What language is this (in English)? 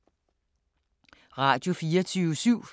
Danish